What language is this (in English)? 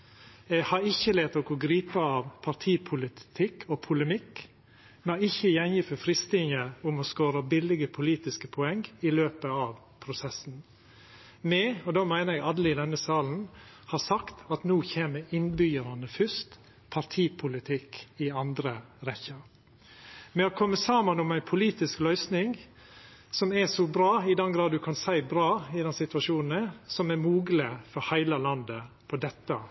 Norwegian Nynorsk